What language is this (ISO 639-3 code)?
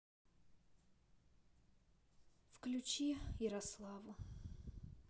rus